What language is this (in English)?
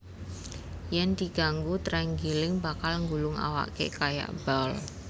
Javanese